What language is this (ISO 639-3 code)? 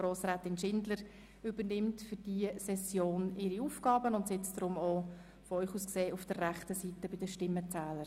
gsw